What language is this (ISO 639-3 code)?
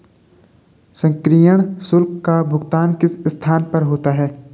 hin